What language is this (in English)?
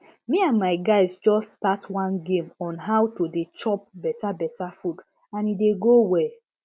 Nigerian Pidgin